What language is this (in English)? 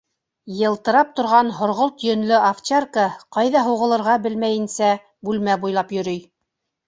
Bashkir